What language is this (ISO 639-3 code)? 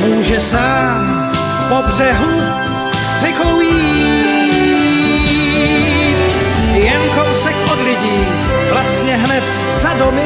ces